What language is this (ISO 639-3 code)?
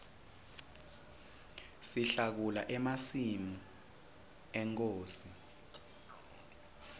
ssw